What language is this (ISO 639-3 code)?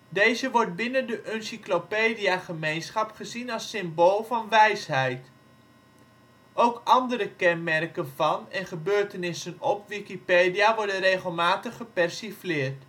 nld